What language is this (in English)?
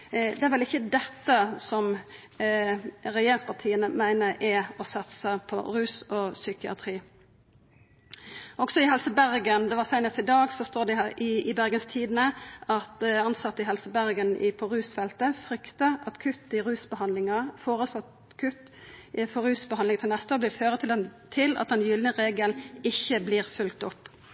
Norwegian Nynorsk